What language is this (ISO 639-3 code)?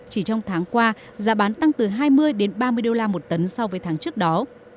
vie